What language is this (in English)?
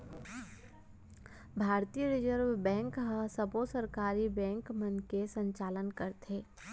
Chhattisgarhi